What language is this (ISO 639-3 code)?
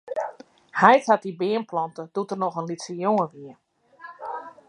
fry